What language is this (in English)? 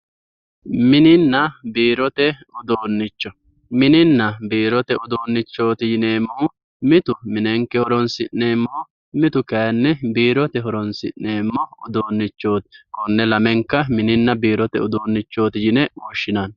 Sidamo